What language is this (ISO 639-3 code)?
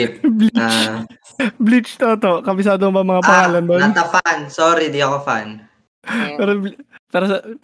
fil